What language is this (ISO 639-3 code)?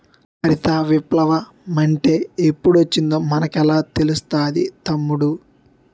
tel